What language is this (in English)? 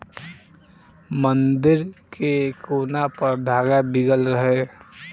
Bhojpuri